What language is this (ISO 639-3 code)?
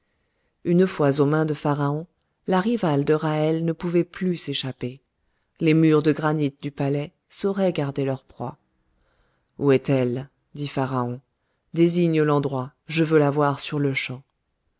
fra